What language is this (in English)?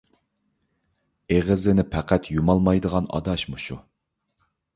Uyghur